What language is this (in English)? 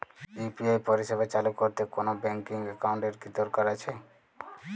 Bangla